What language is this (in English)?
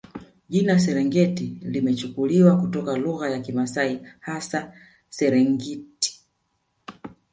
Swahili